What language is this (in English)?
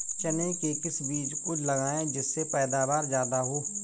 Hindi